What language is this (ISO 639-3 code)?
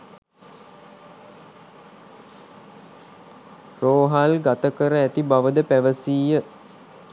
sin